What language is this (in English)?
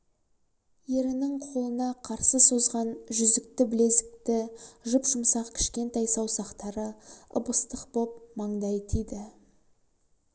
Kazakh